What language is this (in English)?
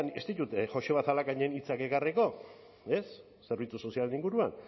Basque